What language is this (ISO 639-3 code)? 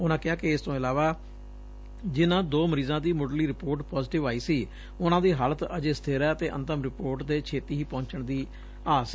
pan